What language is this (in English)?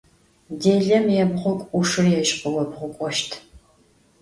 Adyghe